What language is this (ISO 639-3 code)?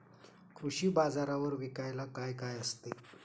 mar